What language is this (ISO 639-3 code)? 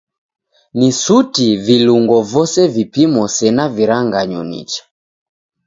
dav